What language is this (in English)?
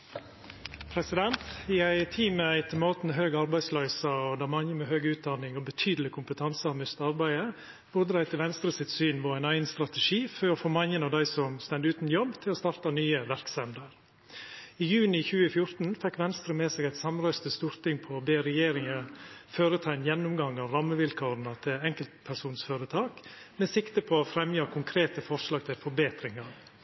Norwegian